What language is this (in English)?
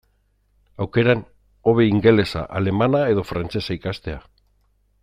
Basque